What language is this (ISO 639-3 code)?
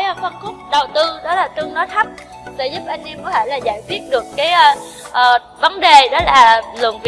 vie